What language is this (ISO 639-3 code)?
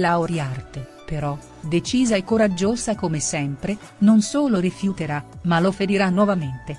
ita